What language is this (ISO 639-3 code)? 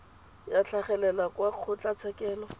tsn